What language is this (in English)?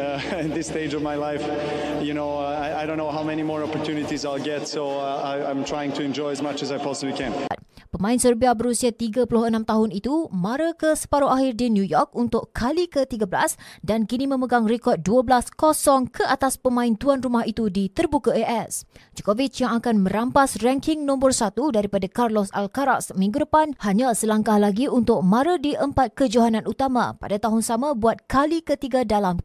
Malay